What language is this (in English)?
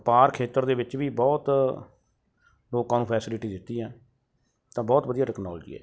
Punjabi